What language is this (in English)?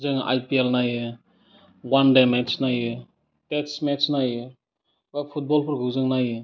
Bodo